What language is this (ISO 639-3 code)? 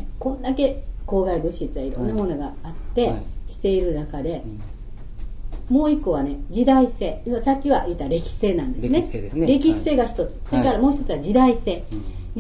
jpn